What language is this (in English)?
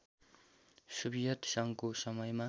Nepali